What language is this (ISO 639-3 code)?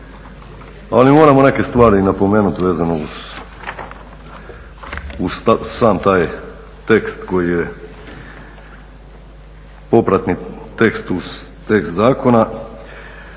hrv